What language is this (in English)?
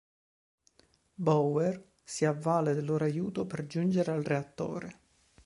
Italian